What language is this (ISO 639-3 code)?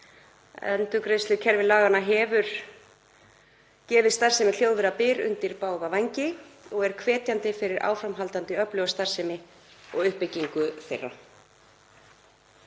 isl